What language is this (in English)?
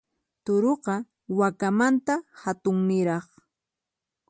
Puno Quechua